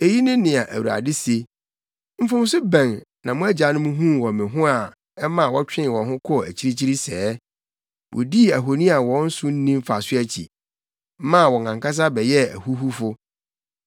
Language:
Akan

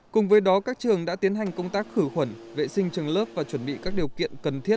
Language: Vietnamese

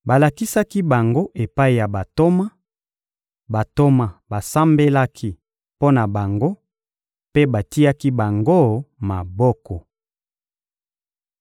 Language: Lingala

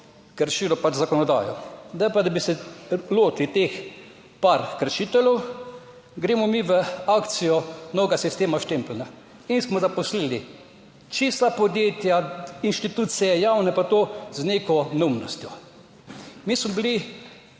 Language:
Slovenian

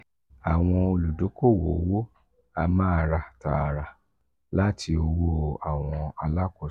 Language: Yoruba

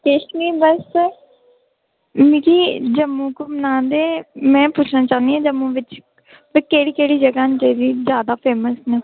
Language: Dogri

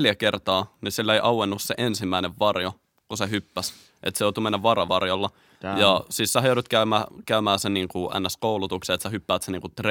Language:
Finnish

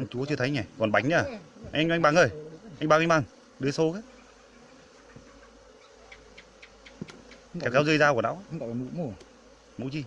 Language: Vietnamese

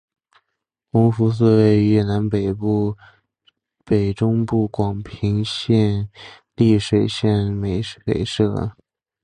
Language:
Chinese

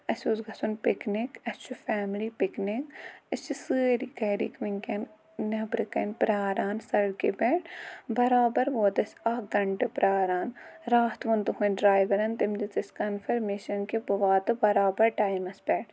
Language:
Kashmiri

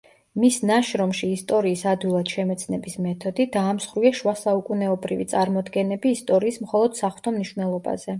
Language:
Georgian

